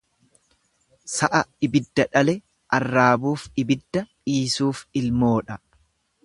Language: Oromo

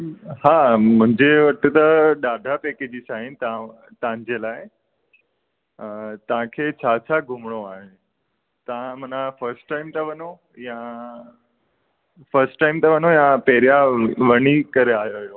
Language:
Sindhi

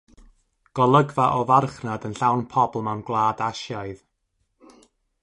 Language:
Welsh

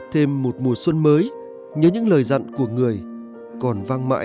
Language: Vietnamese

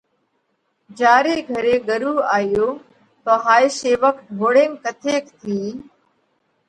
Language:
Parkari Koli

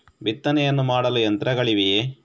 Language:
Kannada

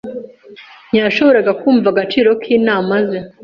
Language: Kinyarwanda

